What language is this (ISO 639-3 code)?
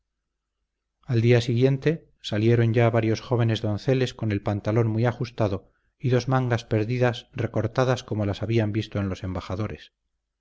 spa